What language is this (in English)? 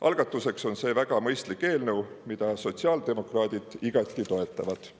Estonian